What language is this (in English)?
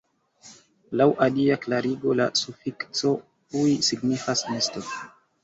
Esperanto